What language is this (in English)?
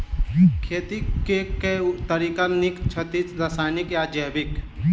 Maithili